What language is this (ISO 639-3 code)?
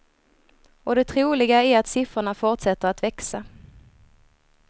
swe